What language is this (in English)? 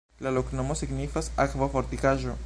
Esperanto